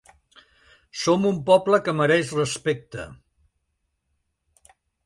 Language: Catalan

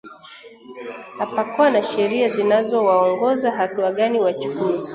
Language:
Swahili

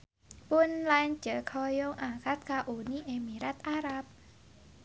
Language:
Sundanese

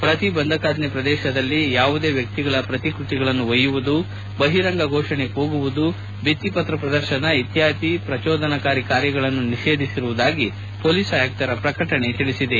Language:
Kannada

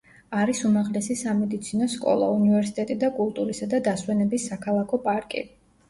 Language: Georgian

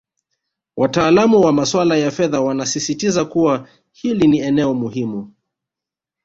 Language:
Swahili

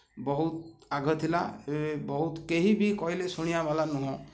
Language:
Odia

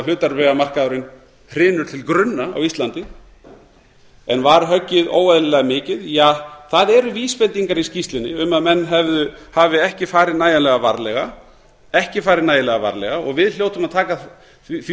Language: Icelandic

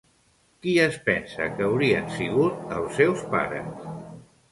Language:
Catalan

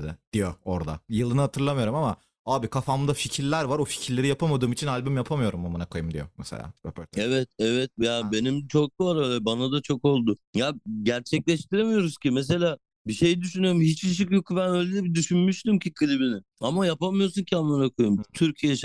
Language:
Turkish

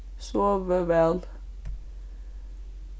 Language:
Faroese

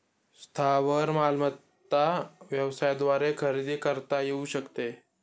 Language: Marathi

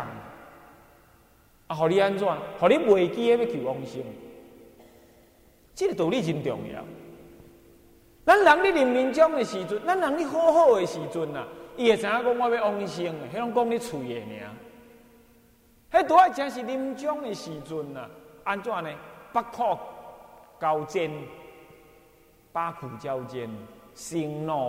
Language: Chinese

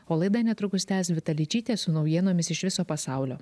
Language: Lithuanian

